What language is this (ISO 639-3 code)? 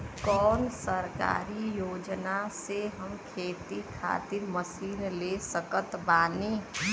bho